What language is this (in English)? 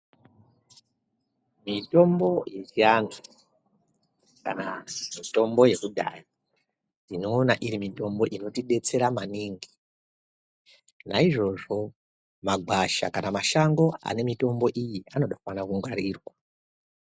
Ndau